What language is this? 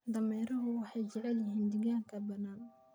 Somali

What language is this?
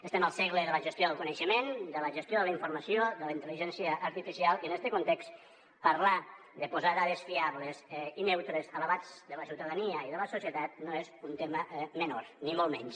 Catalan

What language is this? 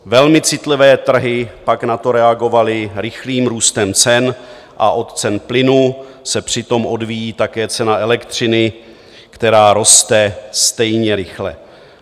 Czech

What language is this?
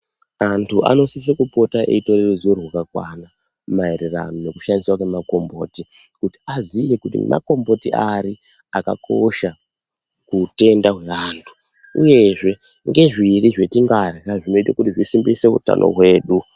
Ndau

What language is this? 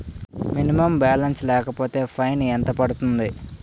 Telugu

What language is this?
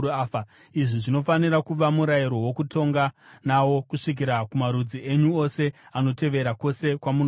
Shona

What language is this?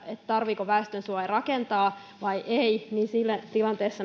Finnish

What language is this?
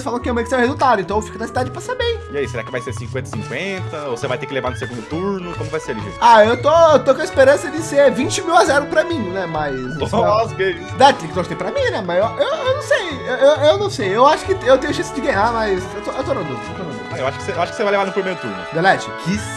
Portuguese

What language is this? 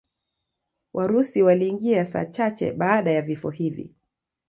Swahili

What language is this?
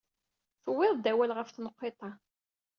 Kabyle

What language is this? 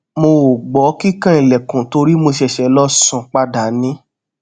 Yoruba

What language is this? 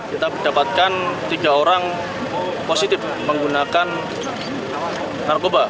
Indonesian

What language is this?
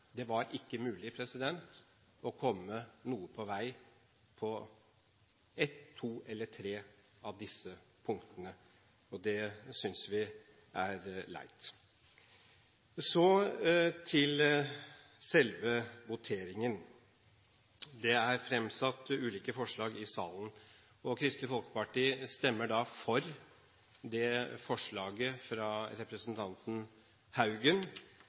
Norwegian Bokmål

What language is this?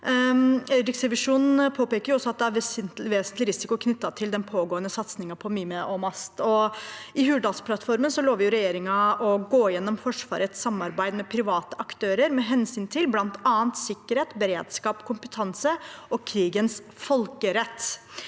Norwegian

